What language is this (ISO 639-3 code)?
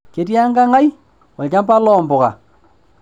mas